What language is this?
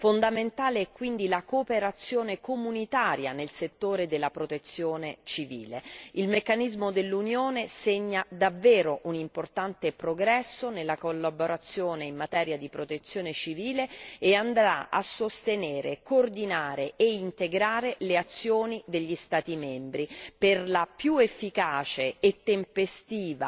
Italian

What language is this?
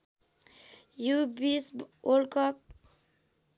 Nepali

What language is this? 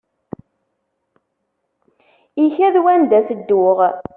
Kabyle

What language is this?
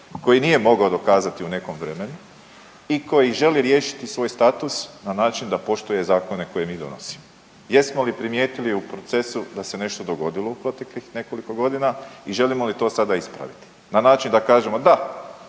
Croatian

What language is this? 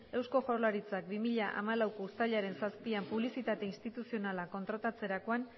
Basque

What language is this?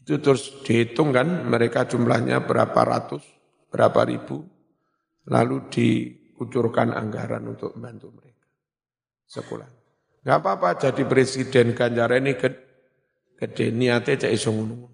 Indonesian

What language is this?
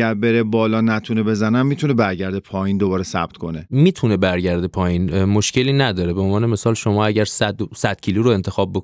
Persian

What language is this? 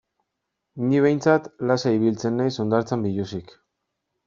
Basque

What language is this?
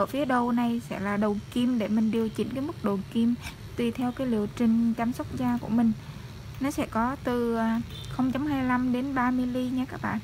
Vietnamese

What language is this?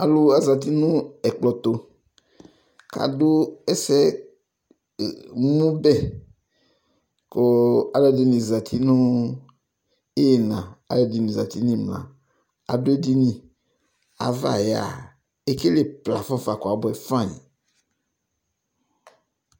Ikposo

